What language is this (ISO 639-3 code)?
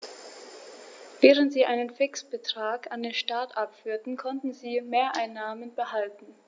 deu